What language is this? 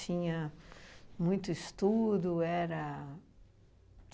Portuguese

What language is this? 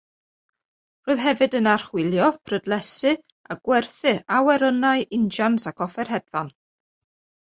Welsh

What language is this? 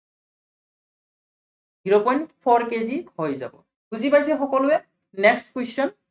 Assamese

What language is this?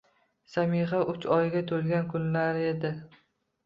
Uzbek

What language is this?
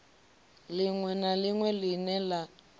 Venda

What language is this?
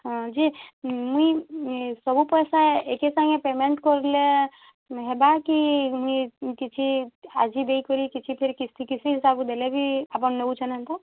Odia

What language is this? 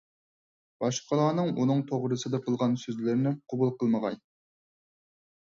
Uyghur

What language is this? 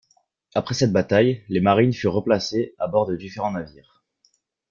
French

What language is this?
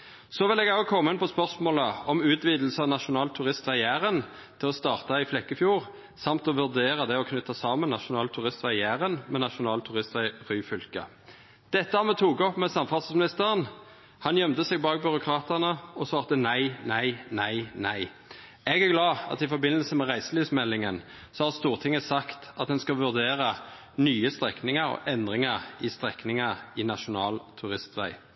Norwegian Nynorsk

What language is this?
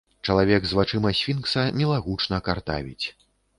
Belarusian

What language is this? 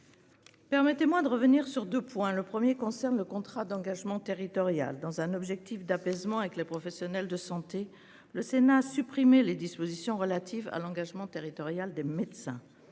French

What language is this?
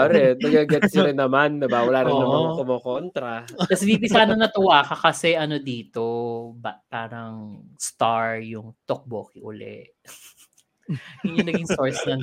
Filipino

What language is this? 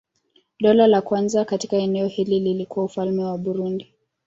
Swahili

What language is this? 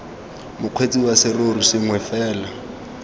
Tswana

